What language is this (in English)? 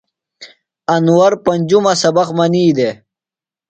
Phalura